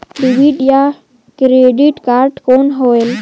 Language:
Chhattisgarhi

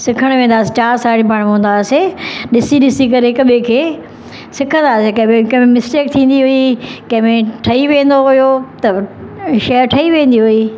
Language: Sindhi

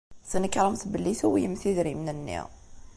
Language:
Kabyle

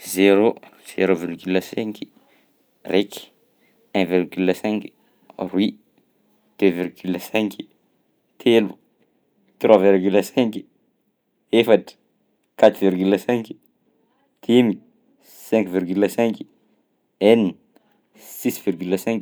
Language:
Southern Betsimisaraka Malagasy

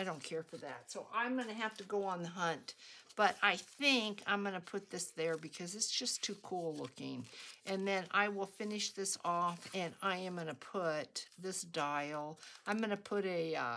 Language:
English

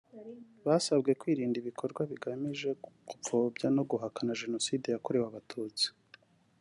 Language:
Kinyarwanda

